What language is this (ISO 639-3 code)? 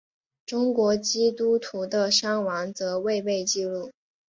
zho